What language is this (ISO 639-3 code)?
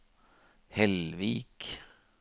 nor